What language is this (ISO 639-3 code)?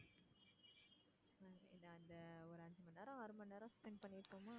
tam